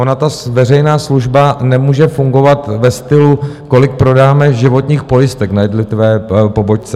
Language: Czech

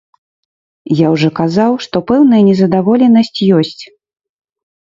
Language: Belarusian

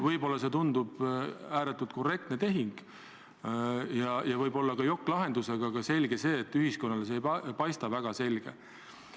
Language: Estonian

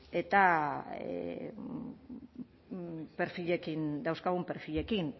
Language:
Basque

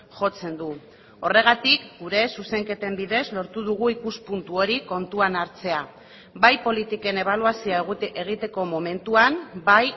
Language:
Basque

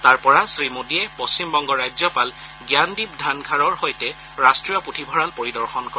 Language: Assamese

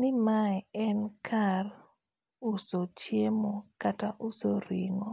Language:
Luo (Kenya and Tanzania)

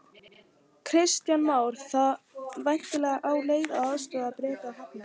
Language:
Icelandic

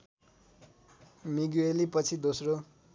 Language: Nepali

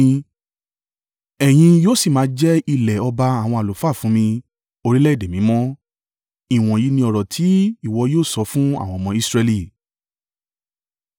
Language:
Yoruba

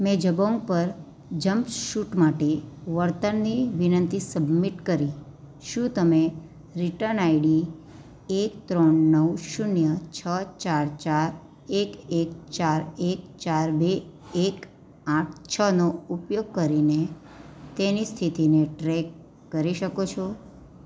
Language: Gujarati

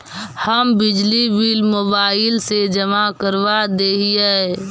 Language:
Magahi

